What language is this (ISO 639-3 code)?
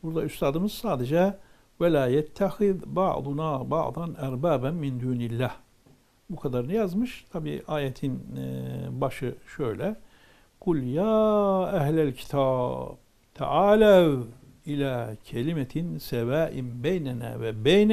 tur